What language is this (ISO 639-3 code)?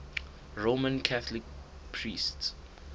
sot